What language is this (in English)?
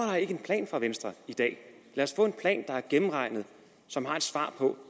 Danish